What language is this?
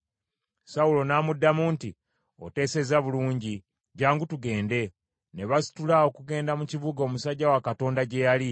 Ganda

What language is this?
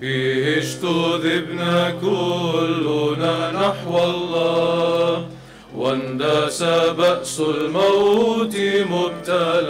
Arabic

